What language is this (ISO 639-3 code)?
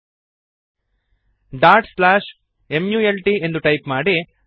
kan